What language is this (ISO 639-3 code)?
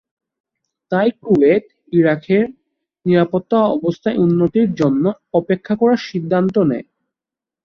ben